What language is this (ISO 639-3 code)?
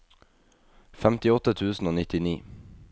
nor